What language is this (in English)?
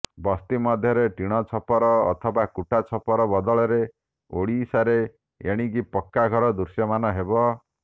Odia